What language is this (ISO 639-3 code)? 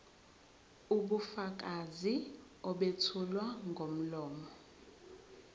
zul